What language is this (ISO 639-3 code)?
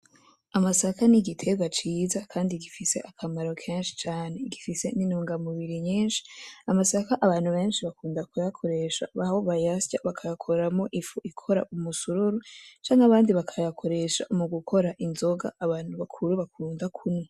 run